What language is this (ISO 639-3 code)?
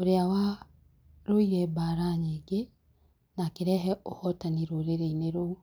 kik